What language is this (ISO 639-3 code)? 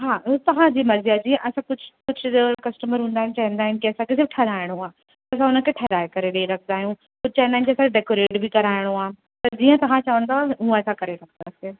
snd